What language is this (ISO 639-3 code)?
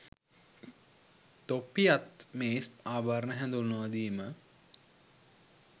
sin